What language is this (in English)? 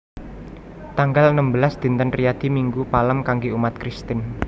Javanese